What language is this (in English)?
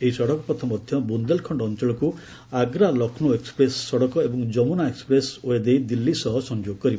Odia